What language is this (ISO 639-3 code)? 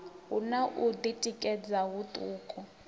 ven